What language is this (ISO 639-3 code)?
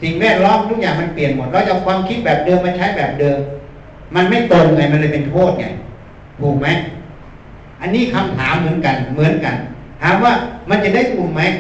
tha